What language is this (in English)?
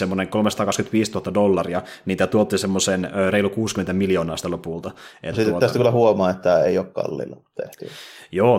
Finnish